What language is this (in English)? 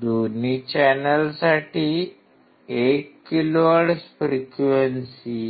Marathi